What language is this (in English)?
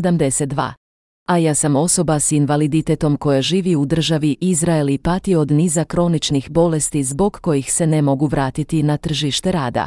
Croatian